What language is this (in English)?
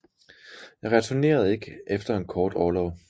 Danish